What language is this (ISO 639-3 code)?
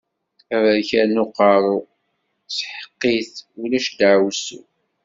kab